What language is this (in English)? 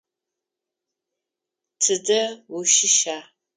Adyghe